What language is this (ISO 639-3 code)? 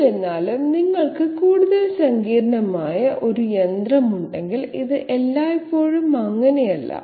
mal